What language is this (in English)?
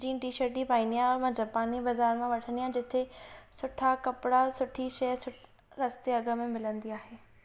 Sindhi